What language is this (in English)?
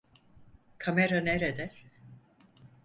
Turkish